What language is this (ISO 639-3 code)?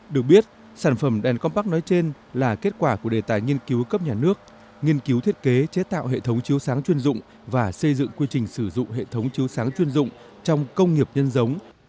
vie